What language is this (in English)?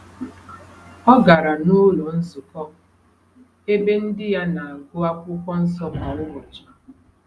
Igbo